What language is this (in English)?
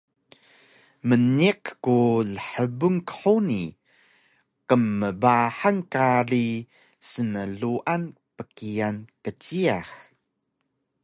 Taroko